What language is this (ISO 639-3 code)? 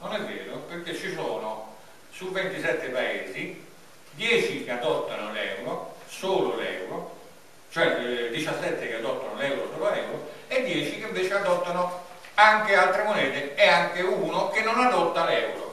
ita